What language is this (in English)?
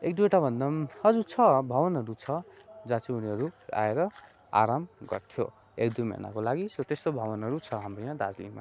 Nepali